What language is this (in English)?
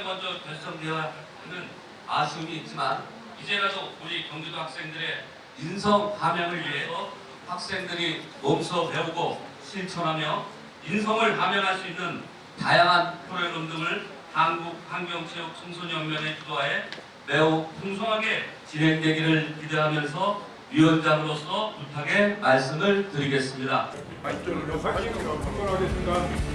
Korean